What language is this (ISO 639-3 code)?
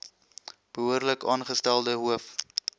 afr